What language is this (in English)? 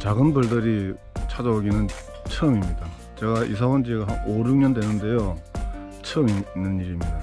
Korean